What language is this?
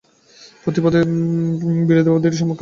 Bangla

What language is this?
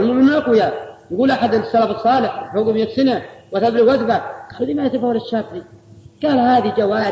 Arabic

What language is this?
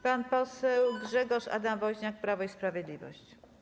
Polish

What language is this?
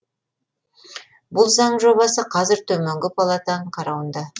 Kazakh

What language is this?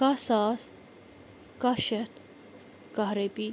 Kashmiri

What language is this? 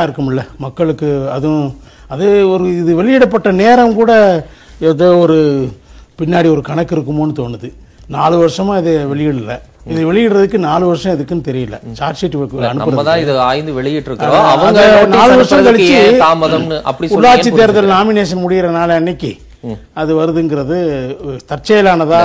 Tamil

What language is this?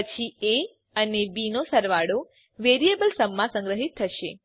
Gujarati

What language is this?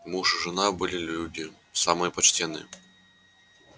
Russian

